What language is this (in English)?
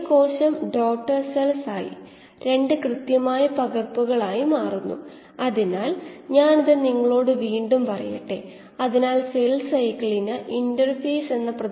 Malayalam